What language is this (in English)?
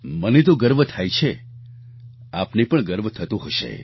Gujarati